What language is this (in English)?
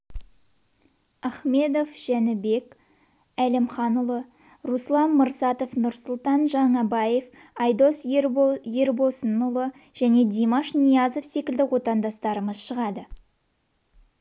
Kazakh